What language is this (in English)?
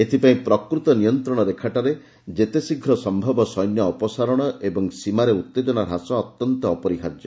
Odia